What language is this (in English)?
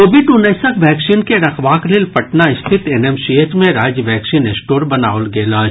Maithili